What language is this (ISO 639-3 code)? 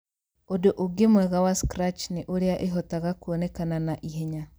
kik